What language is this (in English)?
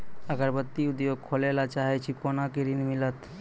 Maithili